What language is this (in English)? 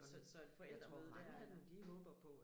Danish